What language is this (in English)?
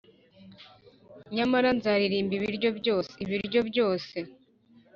Kinyarwanda